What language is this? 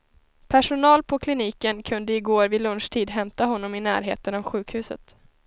Swedish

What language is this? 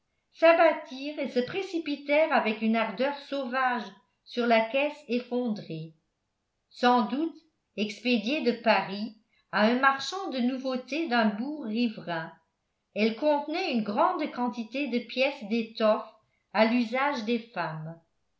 French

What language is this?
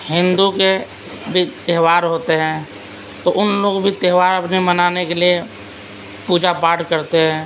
Urdu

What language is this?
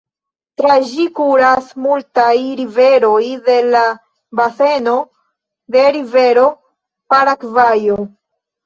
Esperanto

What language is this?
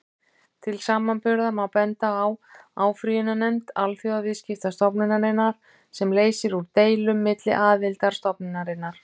Icelandic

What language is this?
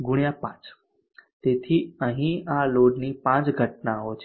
Gujarati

